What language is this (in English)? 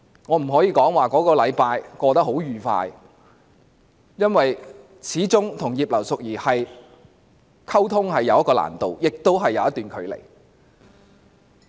Cantonese